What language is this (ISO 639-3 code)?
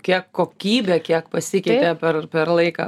lit